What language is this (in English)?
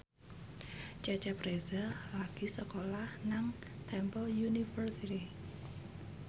Javanese